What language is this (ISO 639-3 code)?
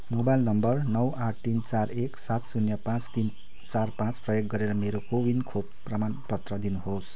nep